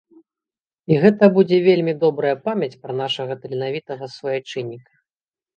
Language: Belarusian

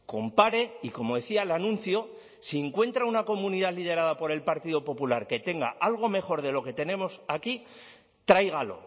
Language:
Spanish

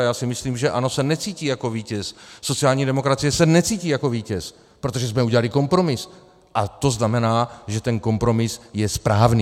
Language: Czech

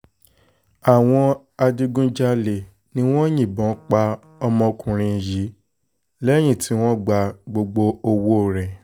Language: Yoruba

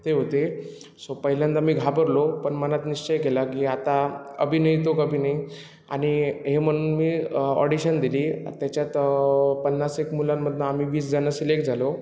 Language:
Marathi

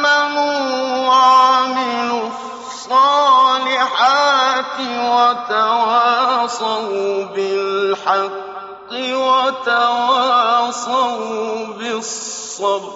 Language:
Arabic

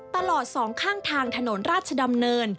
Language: Thai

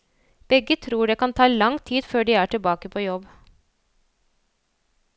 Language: Norwegian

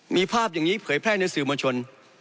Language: Thai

